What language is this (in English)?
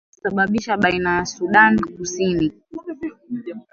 Swahili